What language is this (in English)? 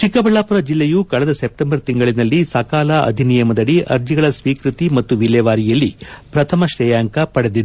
Kannada